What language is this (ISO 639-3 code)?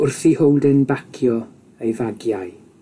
cym